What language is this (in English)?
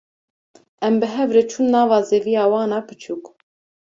Kurdish